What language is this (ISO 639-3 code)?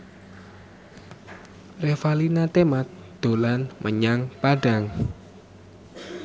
jav